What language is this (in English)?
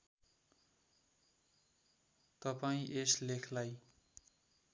Nepali